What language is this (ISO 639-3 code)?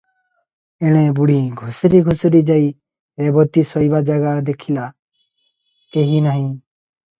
ori